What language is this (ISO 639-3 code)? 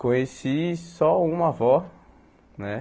por